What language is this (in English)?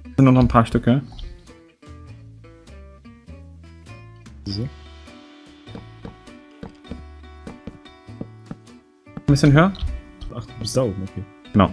German